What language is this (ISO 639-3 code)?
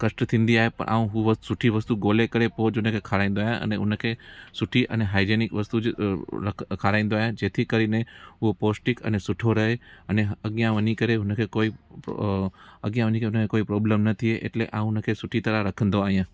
snd